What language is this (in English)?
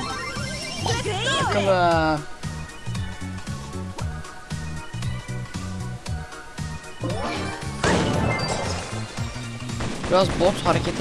Turkish